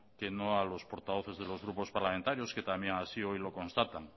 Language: Spanish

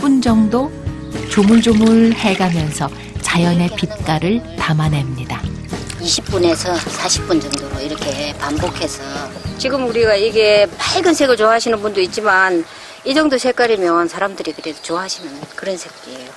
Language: Korean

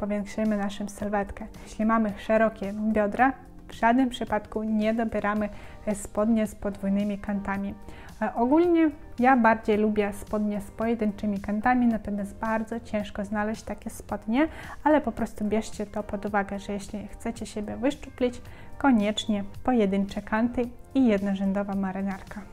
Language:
Polish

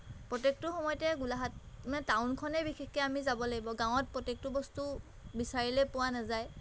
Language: Assamese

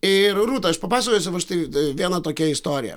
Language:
Lithuanian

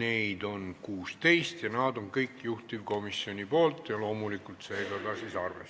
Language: Estonian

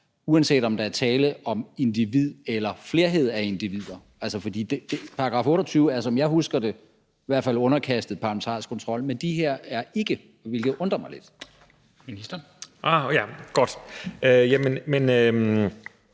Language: Danish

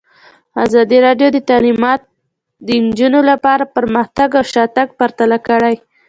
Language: Pashto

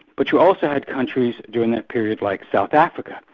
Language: English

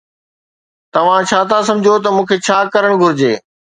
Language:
Sindhi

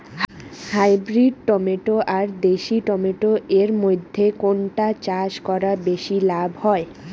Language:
Bangla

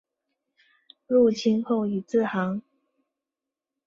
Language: Chinese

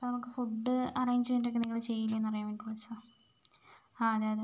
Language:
Malayalam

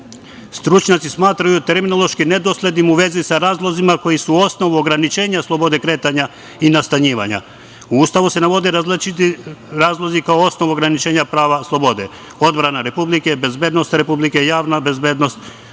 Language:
Serbian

